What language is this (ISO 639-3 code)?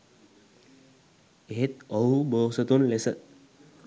sin